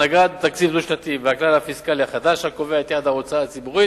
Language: Hebrew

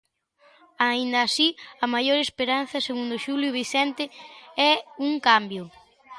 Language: Galician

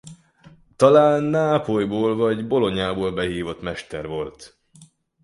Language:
Hungarian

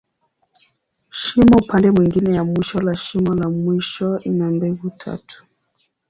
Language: Swahili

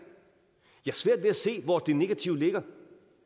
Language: Danish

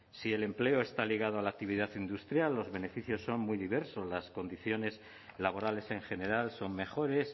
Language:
Spanish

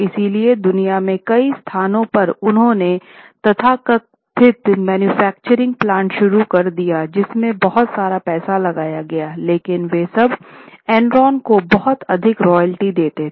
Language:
Hindi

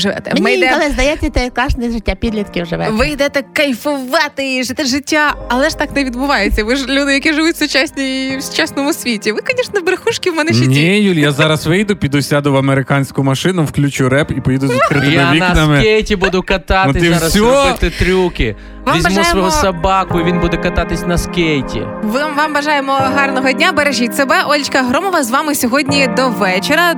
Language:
Ukrainian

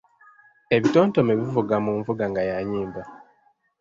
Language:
Ganda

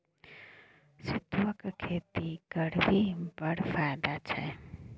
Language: Maithili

